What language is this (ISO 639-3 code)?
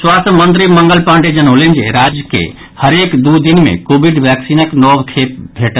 mai